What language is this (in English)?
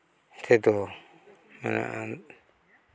Santali